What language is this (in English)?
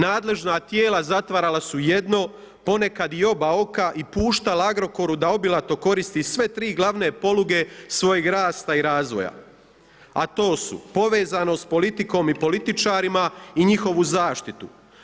Croatian